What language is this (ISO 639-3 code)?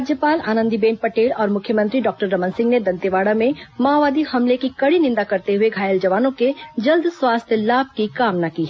hin